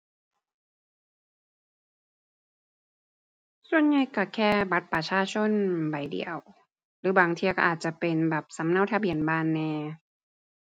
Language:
Thai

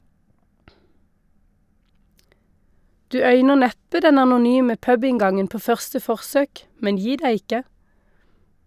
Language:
Norwegian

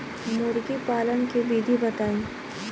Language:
Bhojpuri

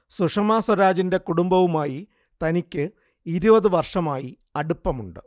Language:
Malayalam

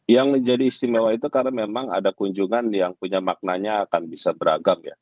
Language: Indonesian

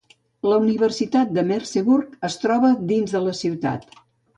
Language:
Catalan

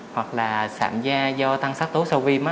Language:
Vietnamese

